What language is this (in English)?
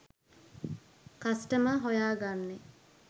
Sinhala